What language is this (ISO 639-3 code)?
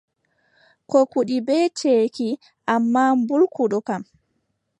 fub